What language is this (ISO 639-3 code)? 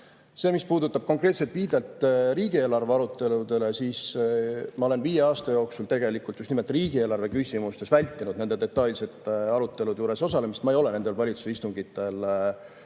est